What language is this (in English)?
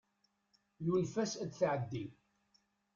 Kabyle